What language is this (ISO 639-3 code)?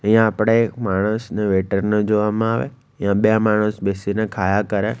guj